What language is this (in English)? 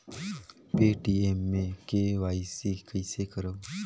Chhattisgarhi